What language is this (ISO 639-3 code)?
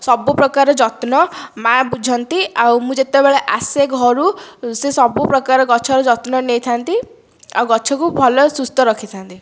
ori